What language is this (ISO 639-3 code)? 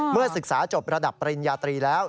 tha